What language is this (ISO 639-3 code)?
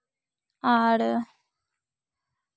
sat